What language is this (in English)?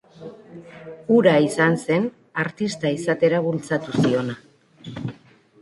Basque